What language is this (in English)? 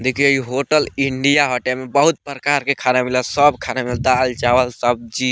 Bhojpuri